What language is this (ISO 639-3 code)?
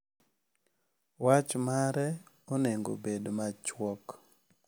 luo